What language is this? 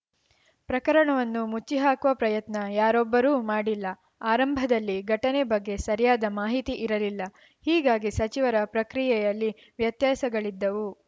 Kannada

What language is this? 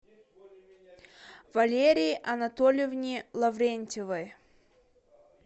Russian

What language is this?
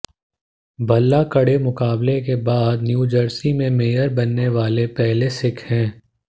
Hindi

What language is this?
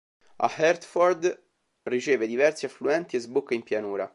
Italian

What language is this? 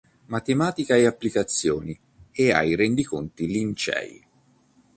Italian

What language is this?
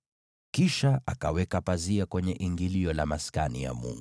Swahili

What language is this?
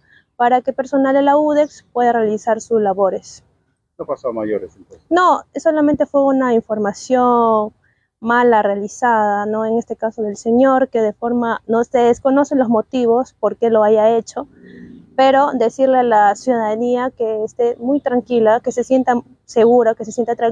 Spanish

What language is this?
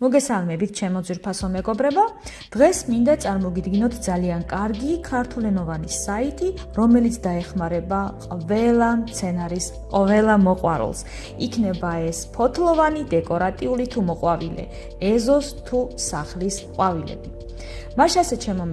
Georgian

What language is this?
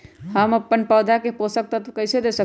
Magahi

